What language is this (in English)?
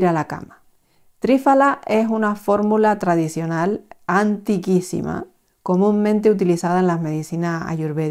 Spanish